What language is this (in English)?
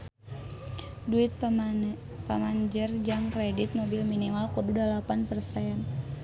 Sundanese